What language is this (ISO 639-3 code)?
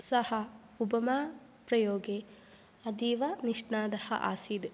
san